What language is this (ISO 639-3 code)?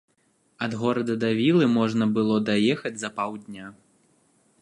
bel